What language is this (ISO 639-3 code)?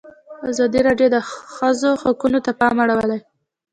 pus